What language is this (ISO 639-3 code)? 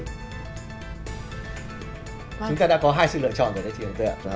vie